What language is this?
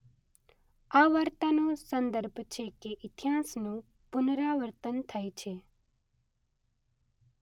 Gujarati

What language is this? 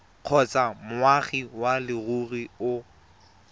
Tswana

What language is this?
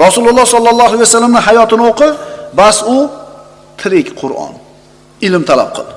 Turkish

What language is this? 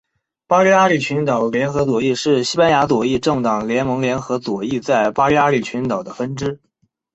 Chinese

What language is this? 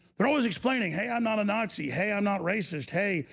English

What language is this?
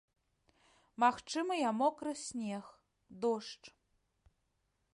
Belarusian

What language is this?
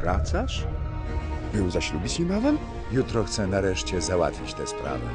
Polish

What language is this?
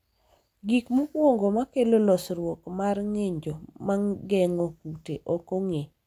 Luo (Kenya and Tanzania)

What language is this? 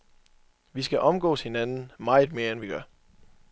Danish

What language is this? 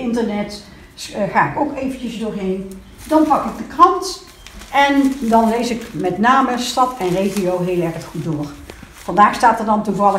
Dutch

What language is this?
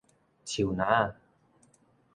Min Nan Chinese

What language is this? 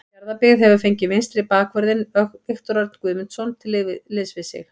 Icelandic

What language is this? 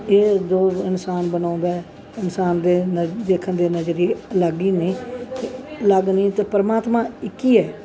Punjabi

